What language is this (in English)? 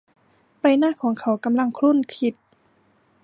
Thai